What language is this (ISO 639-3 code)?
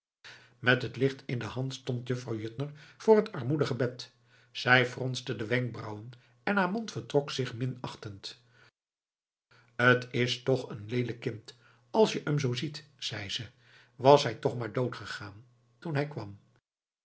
nld